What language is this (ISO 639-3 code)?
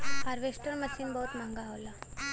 bho